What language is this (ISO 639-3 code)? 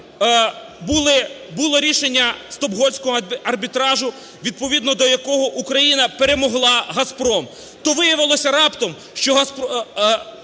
ukr